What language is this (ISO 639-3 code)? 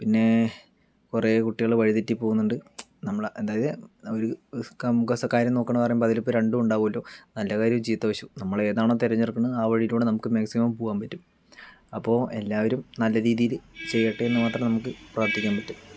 mal